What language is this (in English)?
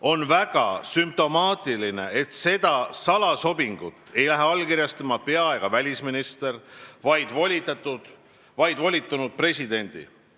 Estonian